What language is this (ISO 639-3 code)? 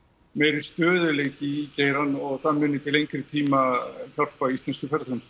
isl